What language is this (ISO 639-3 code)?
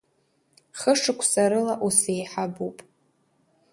abk